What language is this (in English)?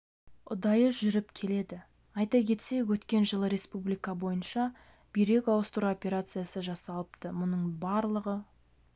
Kazakh